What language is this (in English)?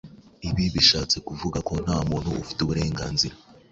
Kinyarwanda